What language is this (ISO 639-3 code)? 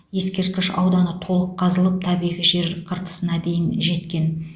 kaz